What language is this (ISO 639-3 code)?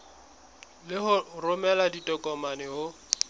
sot